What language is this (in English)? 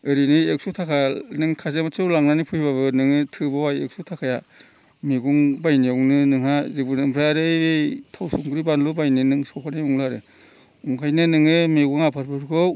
Bodo